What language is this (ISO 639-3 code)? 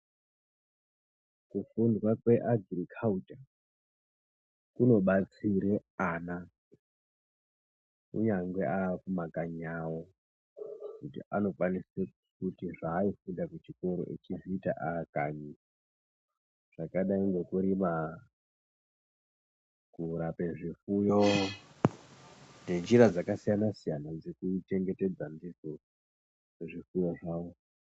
ndc